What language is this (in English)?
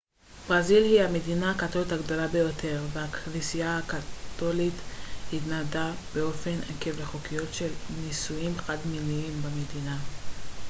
Hebrew